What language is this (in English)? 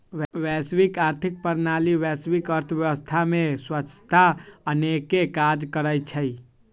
Magahi